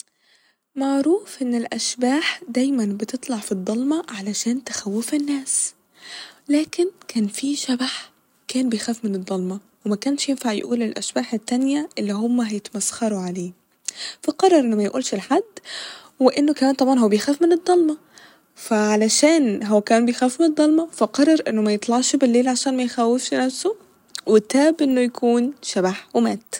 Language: Egyptian Arabic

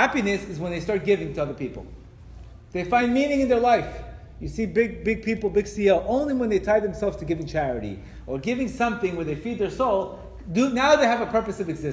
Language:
English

